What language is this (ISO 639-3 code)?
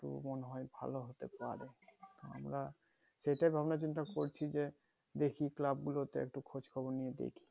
ben